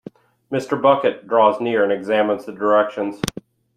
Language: English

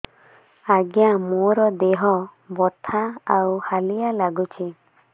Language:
Odia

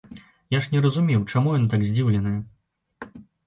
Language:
Belarusian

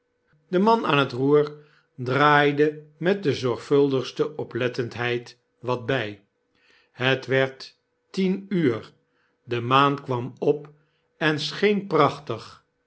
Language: Dutch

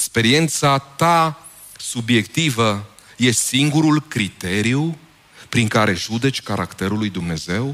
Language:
Romanian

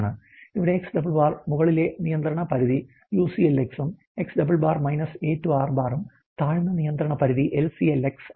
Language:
Malayalam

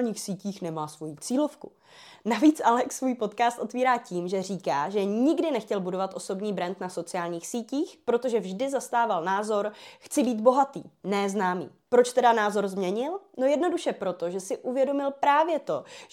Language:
Czech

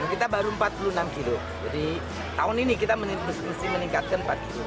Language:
Indonesian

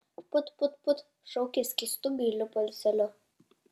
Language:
Lithuanian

